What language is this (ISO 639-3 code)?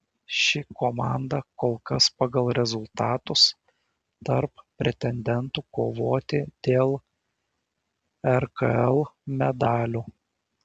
lit